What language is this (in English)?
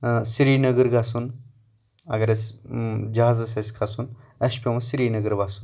Kashmiri